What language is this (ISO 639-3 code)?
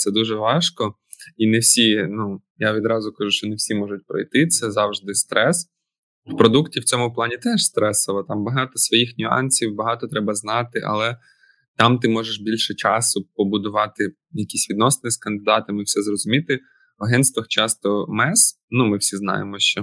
ukr